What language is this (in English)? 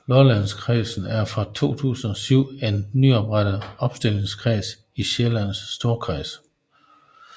Danish